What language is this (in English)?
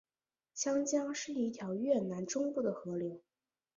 Chinese